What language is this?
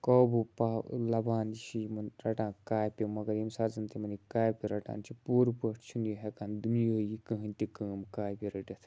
Kashmiri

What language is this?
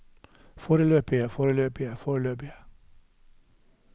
Norwegian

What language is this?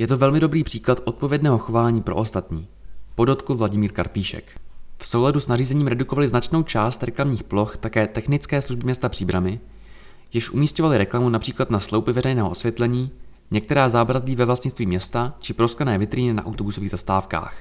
Czech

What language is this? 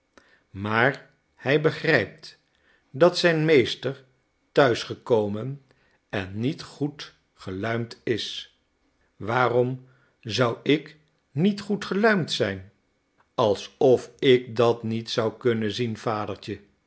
Dutch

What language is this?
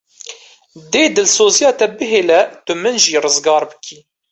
Kurdish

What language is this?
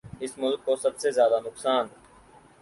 Urdu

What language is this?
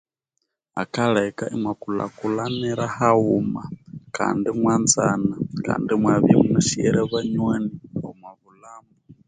Konzo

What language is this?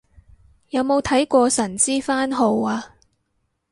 Cantonese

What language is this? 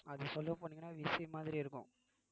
Tamil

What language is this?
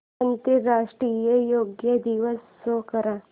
Marathi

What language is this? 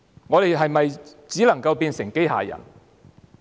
Cantonese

